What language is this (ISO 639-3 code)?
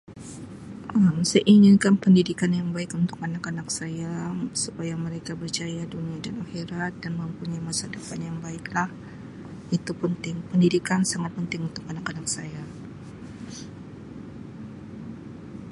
msi